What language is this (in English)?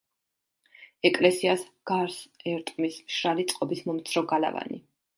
Georgian